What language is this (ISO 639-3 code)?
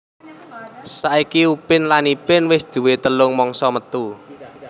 jav